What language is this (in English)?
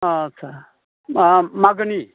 Bodo